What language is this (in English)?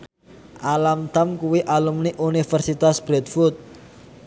Javanese